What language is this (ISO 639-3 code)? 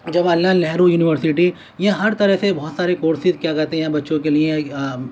urd